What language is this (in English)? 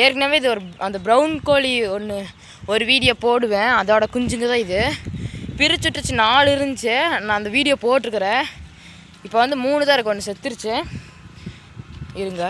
Indonesian